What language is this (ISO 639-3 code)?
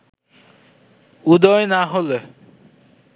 ben